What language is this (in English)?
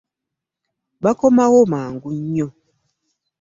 Ganda